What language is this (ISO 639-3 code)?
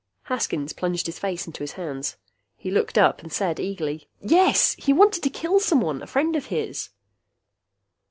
eng